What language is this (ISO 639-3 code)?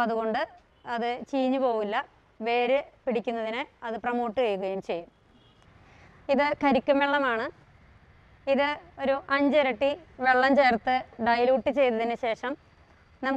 tur